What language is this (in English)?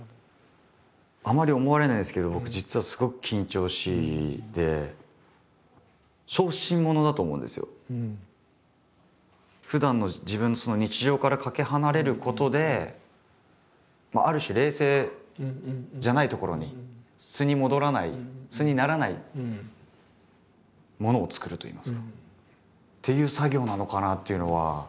Japanese